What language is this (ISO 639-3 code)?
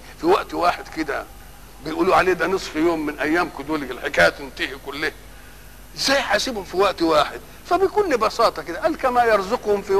ara